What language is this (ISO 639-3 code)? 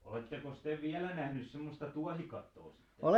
fin